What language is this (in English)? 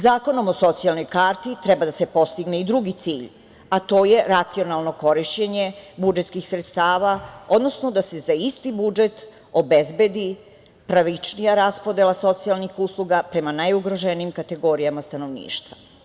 Serbian